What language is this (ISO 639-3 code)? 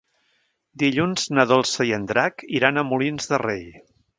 cat